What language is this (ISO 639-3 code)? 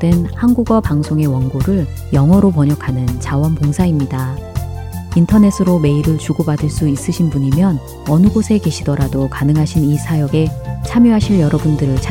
kor